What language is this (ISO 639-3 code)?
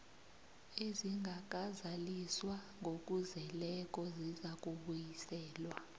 nbl